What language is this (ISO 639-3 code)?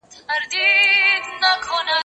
pus